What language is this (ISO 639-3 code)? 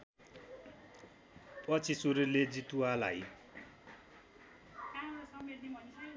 nep